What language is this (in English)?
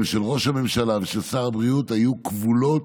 Hebrew